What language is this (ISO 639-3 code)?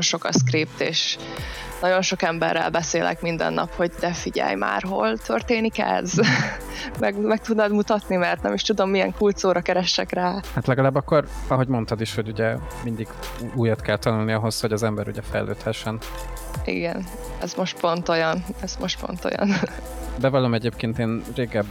hun